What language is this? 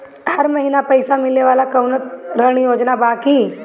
Bhojpuri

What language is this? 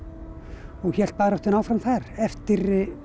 Icelandic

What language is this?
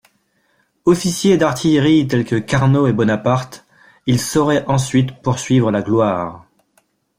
French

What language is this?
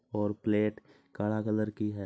Marwari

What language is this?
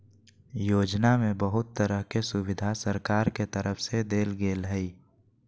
Magahi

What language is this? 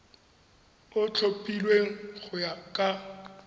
Tswana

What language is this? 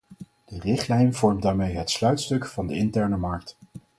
Dutch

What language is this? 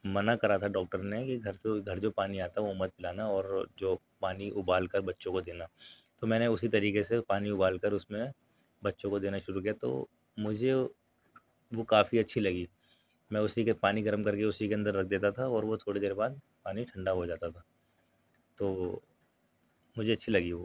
Urdu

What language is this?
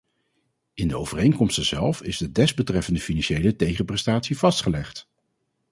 Dutch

